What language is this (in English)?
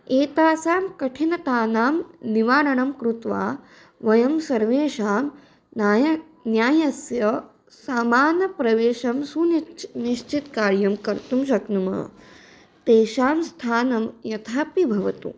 Sanskrit